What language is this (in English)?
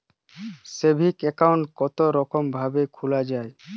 Bangla